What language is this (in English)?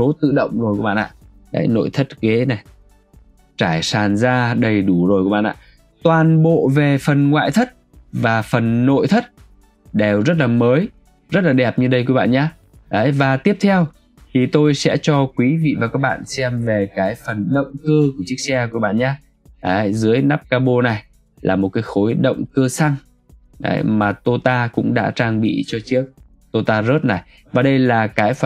Vietnamese